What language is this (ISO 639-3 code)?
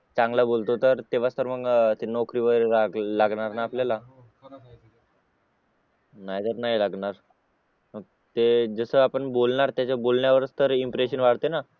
mar